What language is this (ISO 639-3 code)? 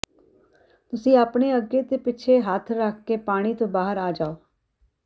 pan